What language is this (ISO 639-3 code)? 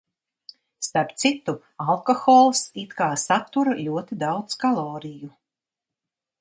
lav